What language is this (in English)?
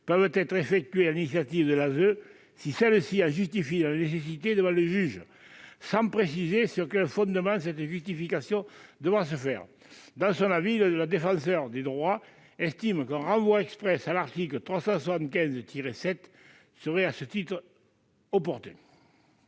French